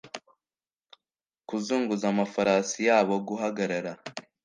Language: Kinyarwanda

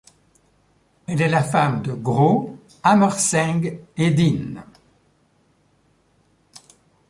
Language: French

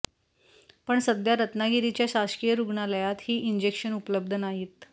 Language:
Marathi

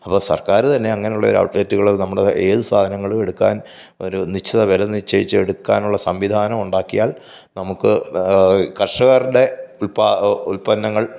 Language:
Malayalam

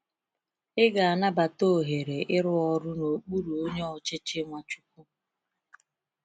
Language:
Igbo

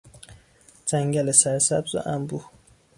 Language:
Persian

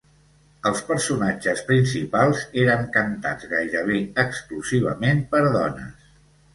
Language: Catalan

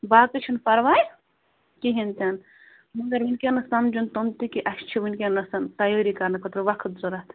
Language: Kashmiri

